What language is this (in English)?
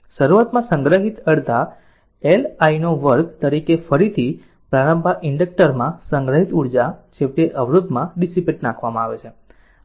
Gujarati